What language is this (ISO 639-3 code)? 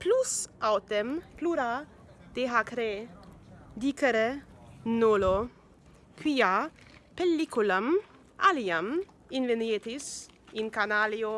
ita